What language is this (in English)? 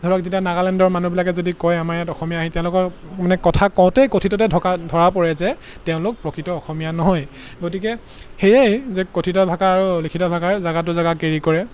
Assamese